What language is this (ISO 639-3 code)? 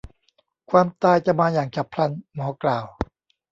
tha